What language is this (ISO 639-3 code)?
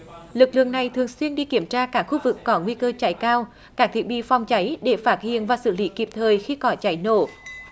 vie